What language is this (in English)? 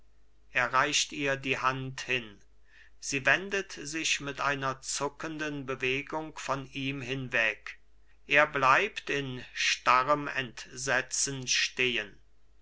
German